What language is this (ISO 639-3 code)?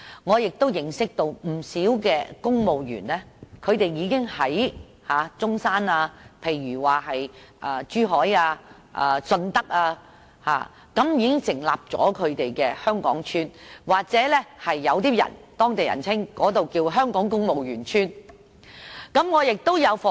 yue